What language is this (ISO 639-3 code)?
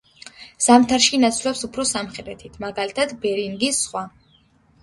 kat